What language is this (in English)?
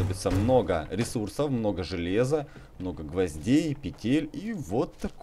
Russian